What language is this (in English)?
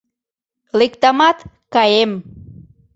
Mari